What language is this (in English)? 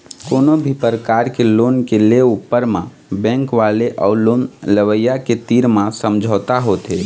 Chhattisgarhi